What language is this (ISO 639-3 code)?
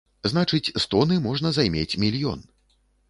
bel